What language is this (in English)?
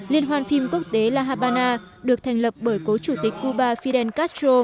Vietnamese